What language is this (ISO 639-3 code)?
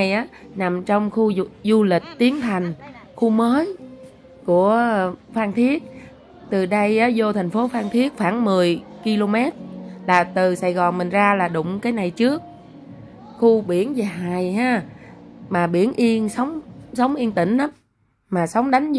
vie